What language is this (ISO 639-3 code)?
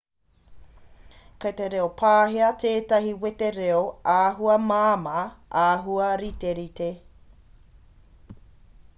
mri